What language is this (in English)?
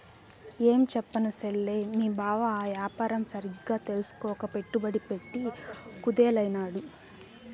Telugu